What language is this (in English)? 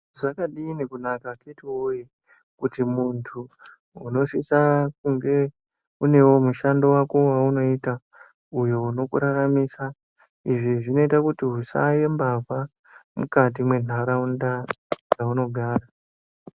Ndau